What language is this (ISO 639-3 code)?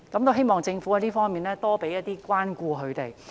yue